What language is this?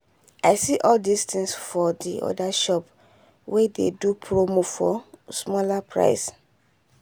Nigerian Pidgin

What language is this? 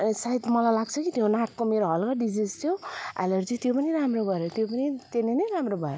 Nepali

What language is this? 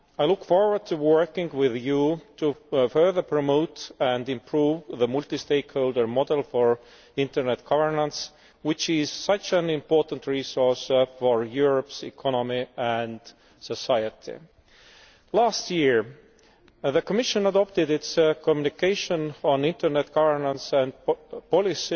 English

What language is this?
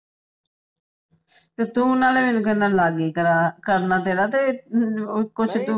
Punjabi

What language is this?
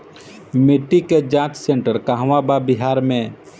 Bhojpuri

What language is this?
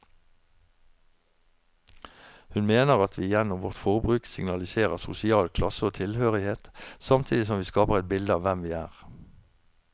Norwegian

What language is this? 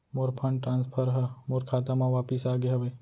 Chhattisgarhi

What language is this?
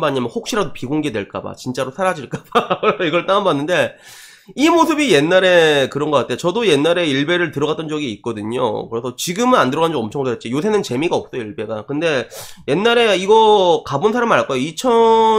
Korean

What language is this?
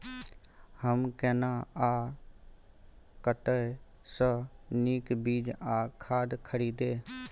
Maithili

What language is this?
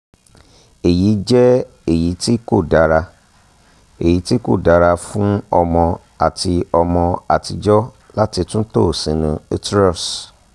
Yoruba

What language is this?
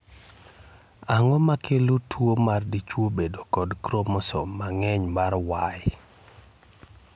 Luo (Kenya and Tanzania)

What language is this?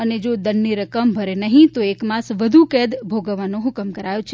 Gujarati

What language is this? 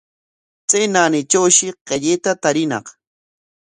Corongo Ancash Quechua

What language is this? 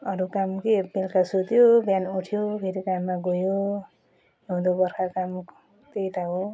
Nepali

